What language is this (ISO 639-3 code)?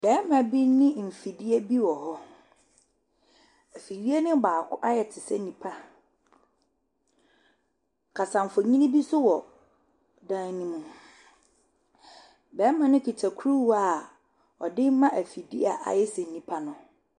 aka